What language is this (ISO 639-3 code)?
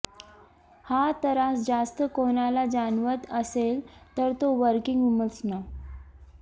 mar